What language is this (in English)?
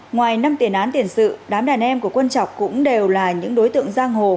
Vietnamese